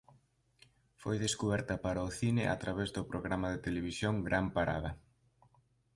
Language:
Galician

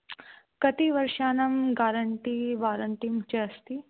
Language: Sanskrit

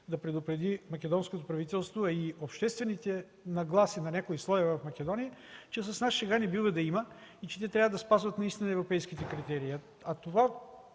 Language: Bulgarian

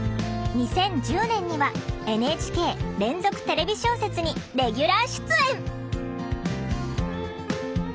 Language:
Japanese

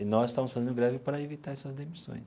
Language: Portuguese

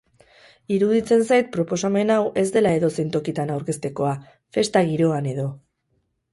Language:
Basque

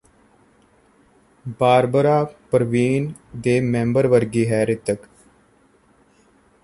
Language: Punjabi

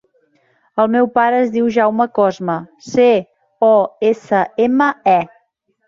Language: Catalan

